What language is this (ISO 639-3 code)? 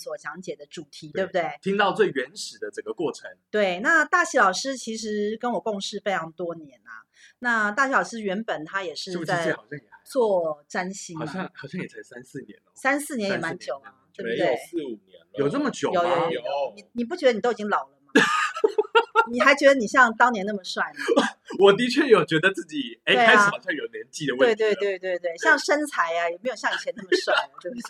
zho